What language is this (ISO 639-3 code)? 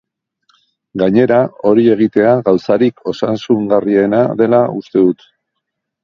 eus